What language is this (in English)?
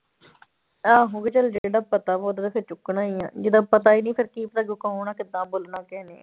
Punjabi